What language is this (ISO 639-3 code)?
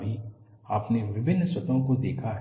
hin